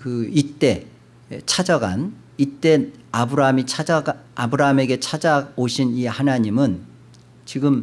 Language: Korean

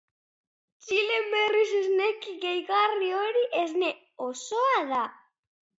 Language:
Basque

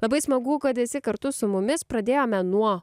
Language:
Lithuanian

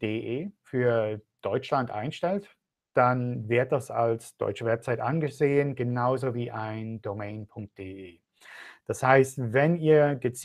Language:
German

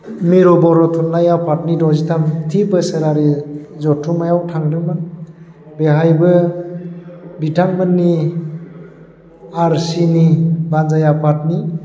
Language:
Bodo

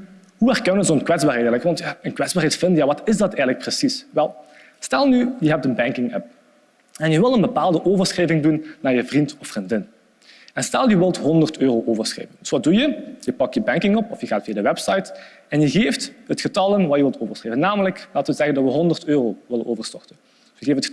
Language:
Dutch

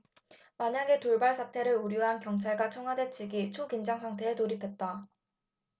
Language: Korean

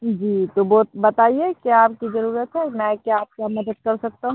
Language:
Hindi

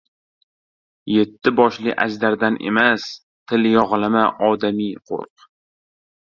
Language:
Uzbek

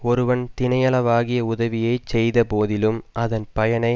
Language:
Tamil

